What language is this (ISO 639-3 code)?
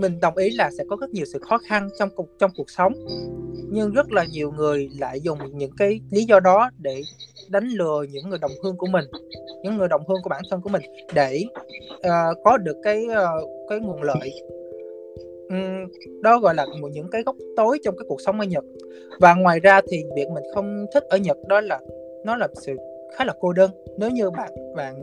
vie